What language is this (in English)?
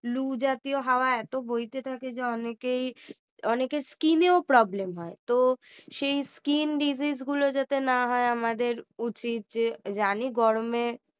Bangla